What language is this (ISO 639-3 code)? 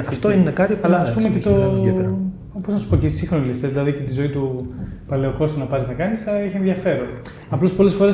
ell